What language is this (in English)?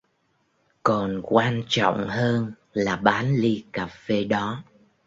Vietnamese